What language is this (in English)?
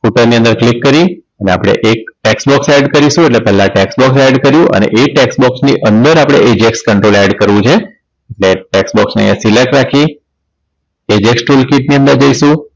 Gujarati